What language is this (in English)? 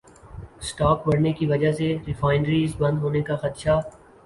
Urdu